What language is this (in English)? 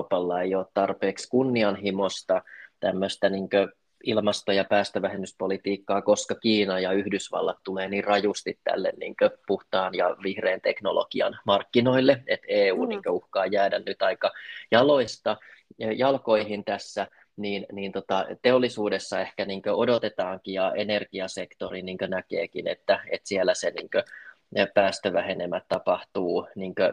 Finnish